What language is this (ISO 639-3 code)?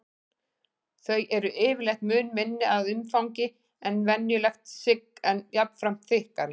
isl